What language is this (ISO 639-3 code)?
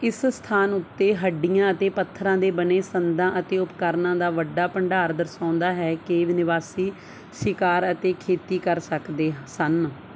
pan